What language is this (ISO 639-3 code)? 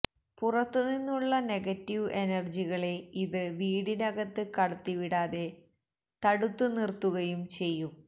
mal